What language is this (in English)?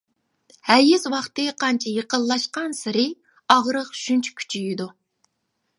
Uyghur